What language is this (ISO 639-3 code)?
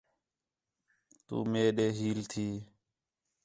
xhe